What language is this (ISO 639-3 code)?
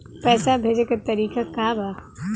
bho